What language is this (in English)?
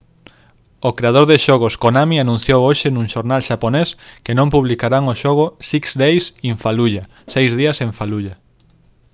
Galician